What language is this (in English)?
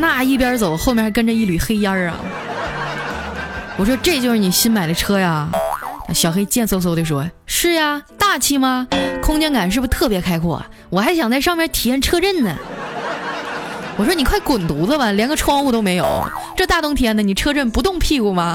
Chinese